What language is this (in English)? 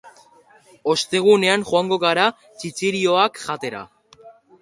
Basque